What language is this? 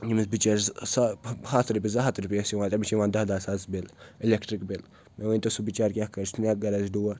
Kashmiri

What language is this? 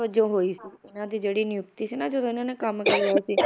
Punjabi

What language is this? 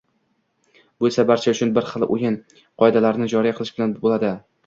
Uzbek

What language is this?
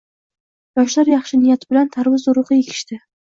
Uzbek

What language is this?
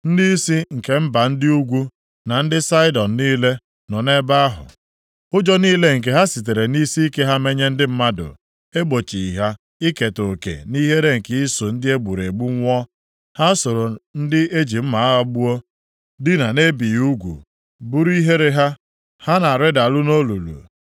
Igbo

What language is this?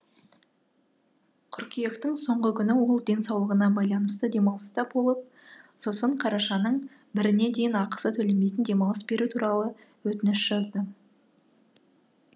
Kazakh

